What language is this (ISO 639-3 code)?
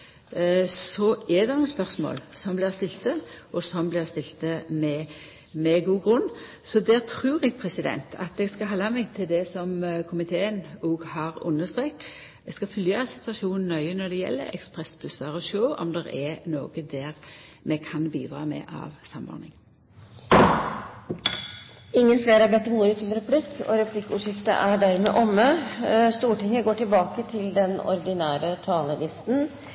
nor